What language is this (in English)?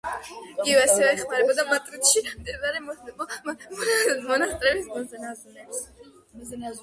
Georgian